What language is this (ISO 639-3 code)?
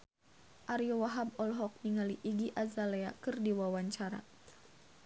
sun